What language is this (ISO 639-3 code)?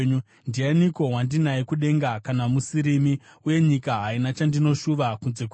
sna